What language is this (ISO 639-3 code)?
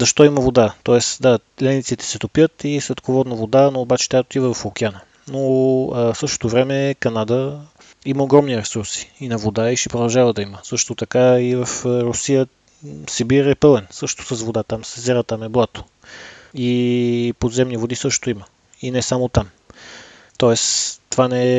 bul